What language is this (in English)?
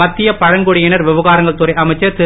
Tamil